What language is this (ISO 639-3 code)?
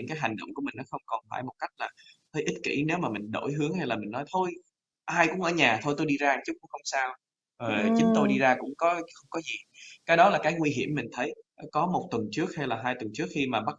vie